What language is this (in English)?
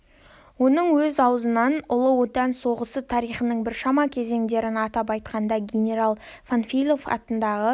Kazakh